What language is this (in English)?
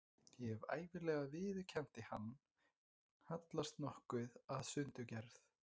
Icelandic